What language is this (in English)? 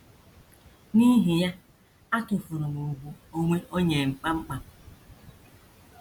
Igbo